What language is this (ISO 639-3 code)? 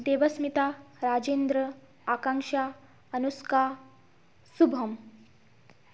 ori